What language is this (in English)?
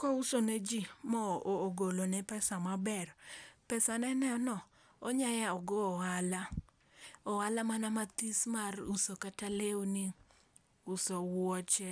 Luo (Kenya and Tanzania)